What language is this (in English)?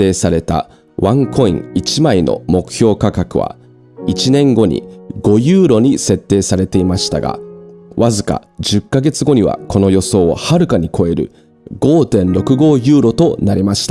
Japanese